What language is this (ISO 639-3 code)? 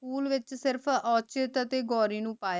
pan